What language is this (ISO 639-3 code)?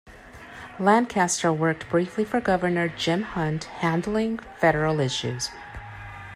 eng